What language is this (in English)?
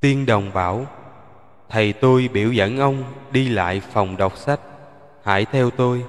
Vietnamese